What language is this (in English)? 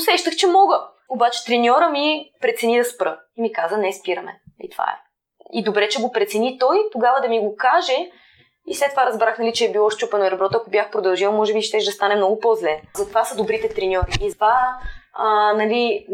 Bulgarian